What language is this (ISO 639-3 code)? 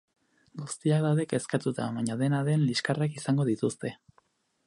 eus